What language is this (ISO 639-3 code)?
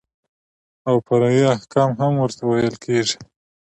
pus